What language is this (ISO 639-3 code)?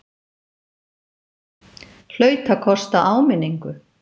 isl